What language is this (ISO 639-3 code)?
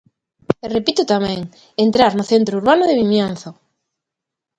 glg